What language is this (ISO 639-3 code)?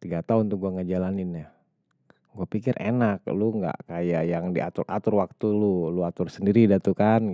bew